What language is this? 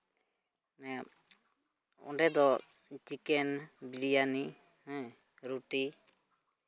Santali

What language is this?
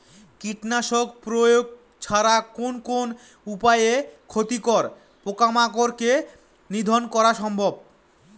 Bangla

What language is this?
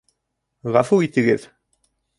Bashkir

